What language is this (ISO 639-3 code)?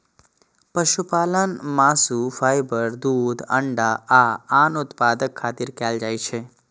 mai